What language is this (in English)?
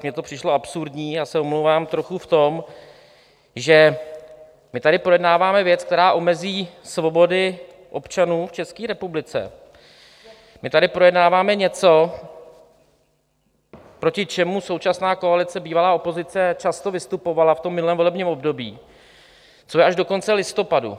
Czech